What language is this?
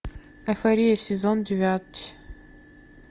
Russian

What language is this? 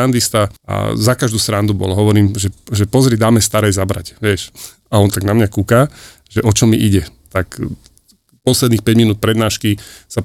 Slovak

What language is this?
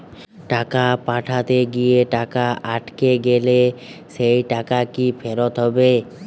Bangla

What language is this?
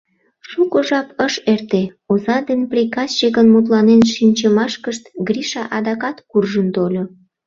Mari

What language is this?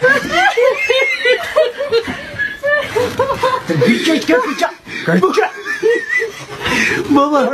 Turkish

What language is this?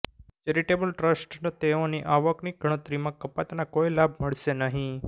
Gujarati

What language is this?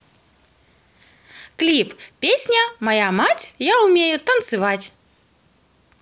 Russian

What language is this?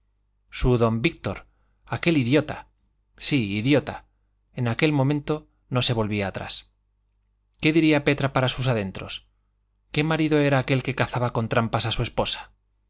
Spanish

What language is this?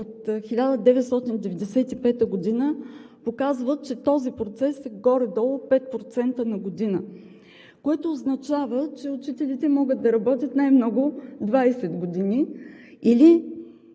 Bulgarian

